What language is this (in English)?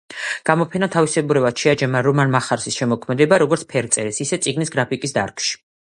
Georgian